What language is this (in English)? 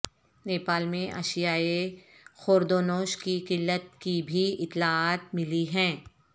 Urdu